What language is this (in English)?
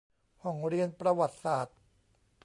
Thai